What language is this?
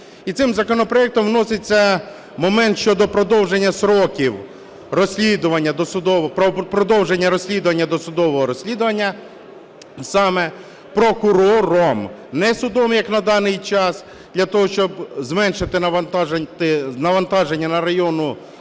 Ukrainian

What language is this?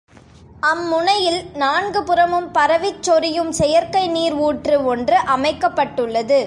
Tamil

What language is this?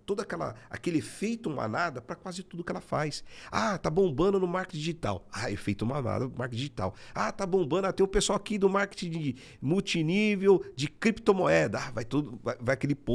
Portuguese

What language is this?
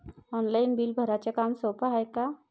Marathi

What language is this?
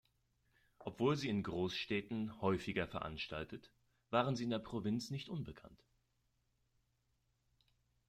German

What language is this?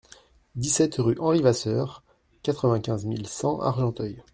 French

